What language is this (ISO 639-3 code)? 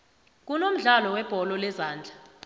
nbl